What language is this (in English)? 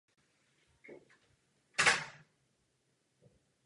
Czech